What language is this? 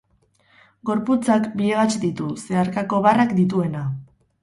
Basque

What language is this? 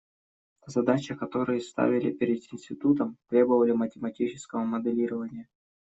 Russian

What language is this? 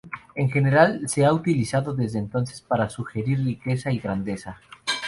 Spanish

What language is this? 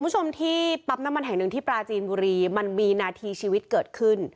Thai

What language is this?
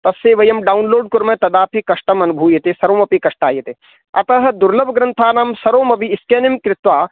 Sanskrit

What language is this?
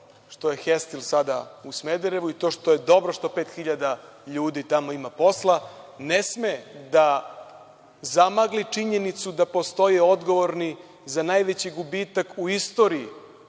Serbian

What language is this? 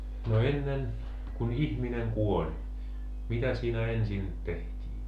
Finnish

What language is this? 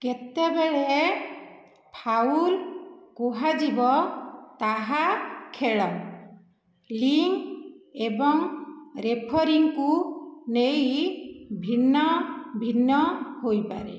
Odia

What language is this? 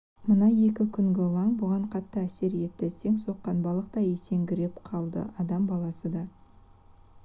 Kazakh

